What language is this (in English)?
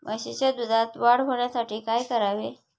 Marathi